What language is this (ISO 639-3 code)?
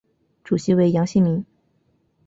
zho